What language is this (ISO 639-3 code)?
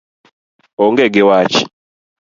luo